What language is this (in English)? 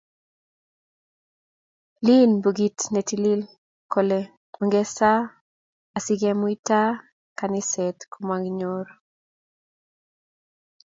Kalenjin